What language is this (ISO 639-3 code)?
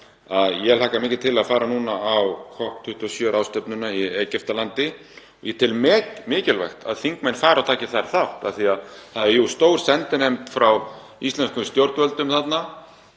isl